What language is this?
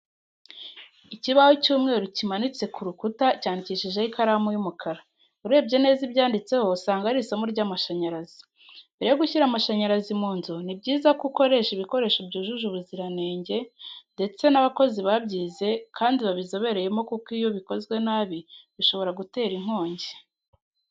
Kinyarwanda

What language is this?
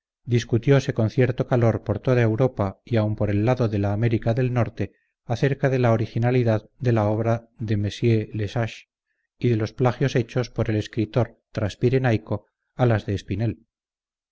Spanish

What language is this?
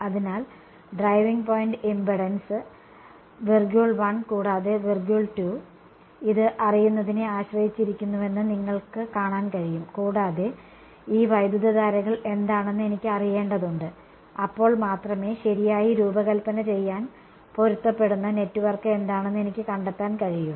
Malayalam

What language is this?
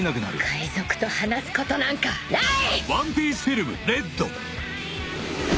Japanese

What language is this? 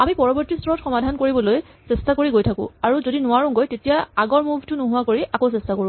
Assamese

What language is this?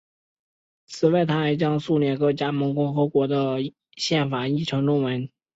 Chinese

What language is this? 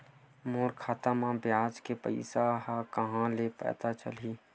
Chhattisgarhi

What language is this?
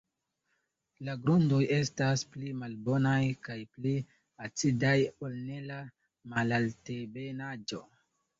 Esperanto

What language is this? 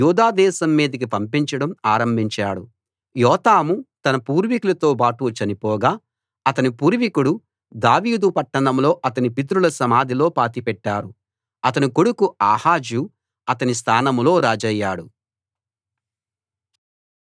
Telugu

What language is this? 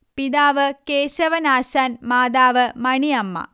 Malayalam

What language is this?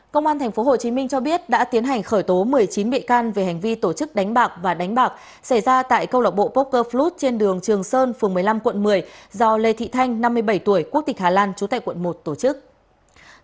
Vietnamese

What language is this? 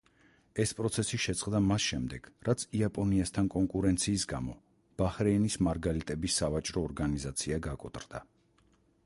Georgian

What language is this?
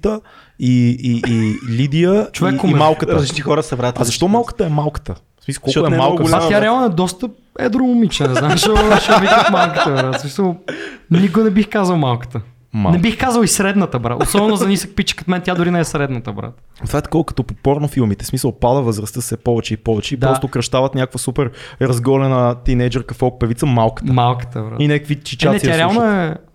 Bulgarian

